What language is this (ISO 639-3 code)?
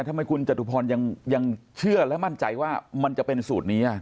tha